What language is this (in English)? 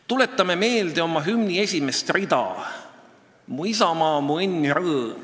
Estonian